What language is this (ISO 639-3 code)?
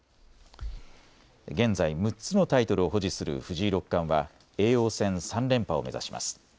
jpn